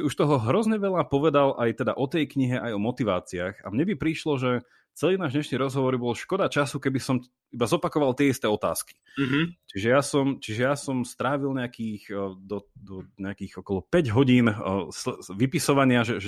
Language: Slovak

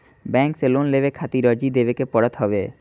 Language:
Bhojpuri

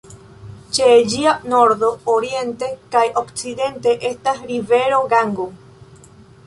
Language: Esperanto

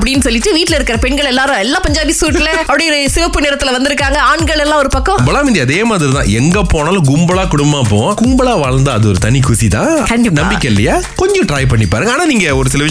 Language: Tamil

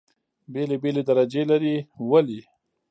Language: Pashto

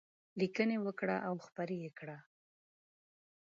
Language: Pashto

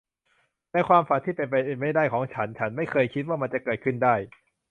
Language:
Thai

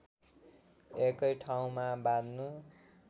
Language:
Nepali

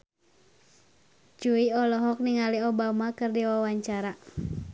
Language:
Sundanese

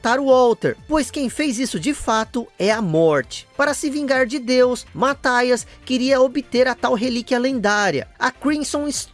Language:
Portuguese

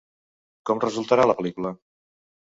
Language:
Catalan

